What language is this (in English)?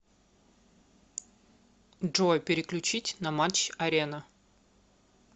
Russian